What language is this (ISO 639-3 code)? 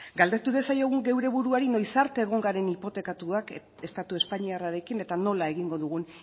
eus